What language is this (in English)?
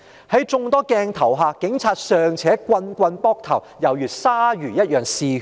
Cantonese